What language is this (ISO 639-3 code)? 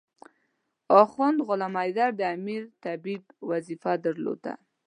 pus